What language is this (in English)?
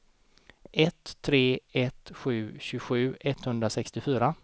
Swedish